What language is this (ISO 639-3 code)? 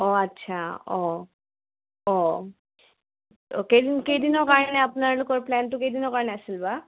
asm